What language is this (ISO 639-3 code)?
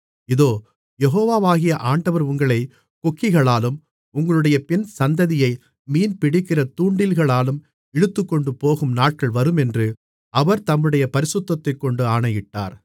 tam